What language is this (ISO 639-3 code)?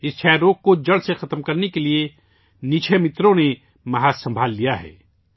urd